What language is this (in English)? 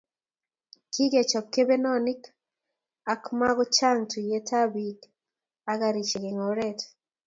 Kalenjin